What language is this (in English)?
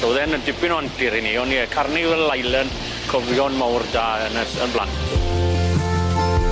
Welsh